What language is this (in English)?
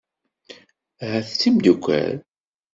Kabyle